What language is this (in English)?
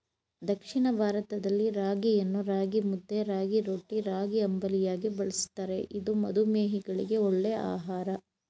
Kannada